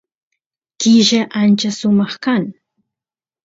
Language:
Santiago del Estero Quichua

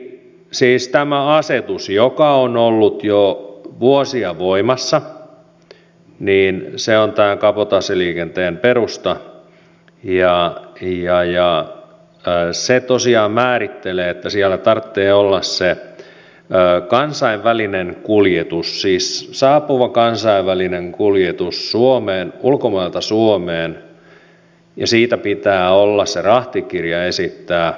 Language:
Finnish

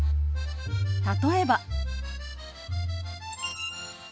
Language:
Japanese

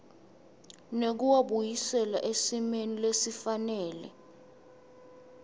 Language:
Swati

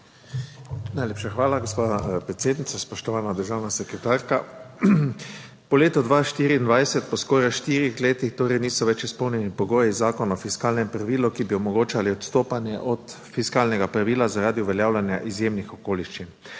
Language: Slovenian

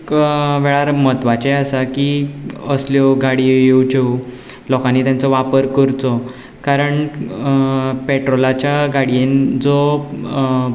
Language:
Konkani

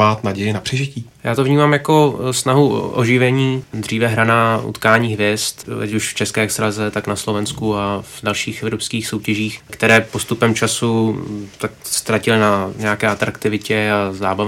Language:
Czech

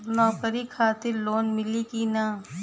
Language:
Bhojpuri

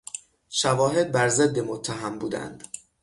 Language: Persian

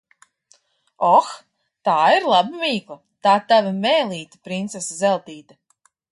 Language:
Latvian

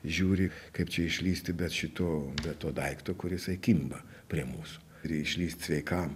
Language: Lithuanian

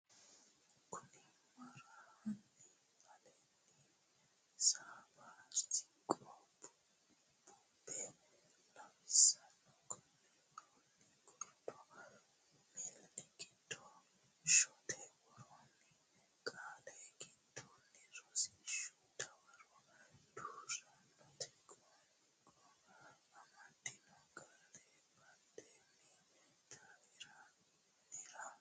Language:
Sidamo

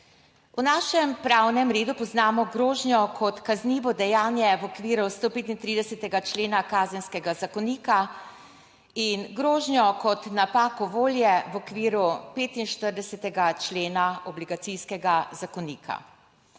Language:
Slovenian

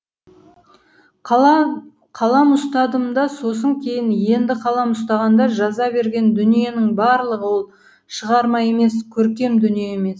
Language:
Kazakh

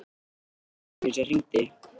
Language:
Icelandic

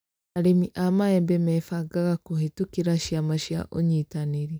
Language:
Kikuyu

